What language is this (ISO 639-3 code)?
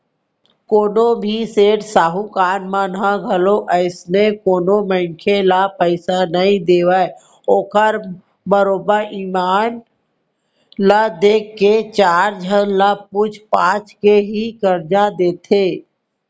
hne